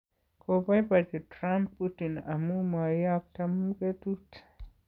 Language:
Kalenjin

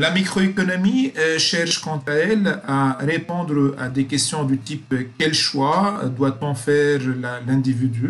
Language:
French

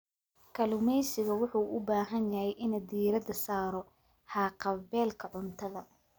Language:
Somali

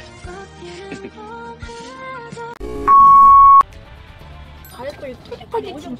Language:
Korean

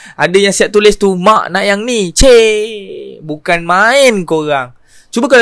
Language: Malay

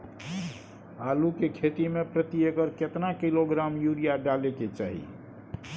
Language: Maithili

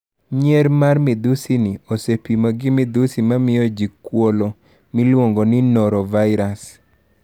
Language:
Luo (Kenya and Tanzania)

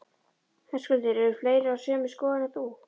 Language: Icelandic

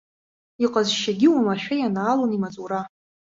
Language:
Abkhazian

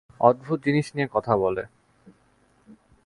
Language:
Bangla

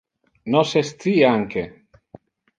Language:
Interlingua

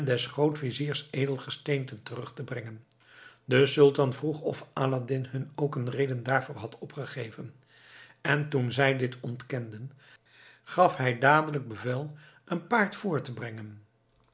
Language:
Dutch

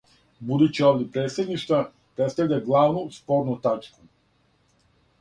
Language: Serbian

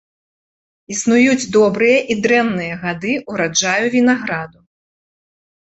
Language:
Belarusian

